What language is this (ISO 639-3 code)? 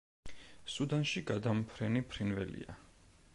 kat